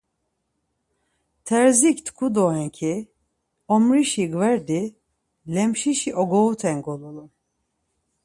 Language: Laz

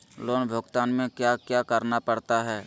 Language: Magahi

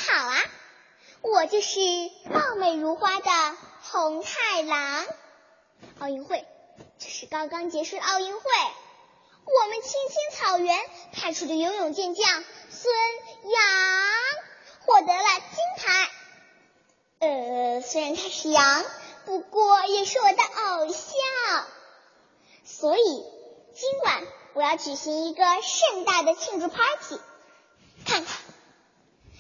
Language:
Chinese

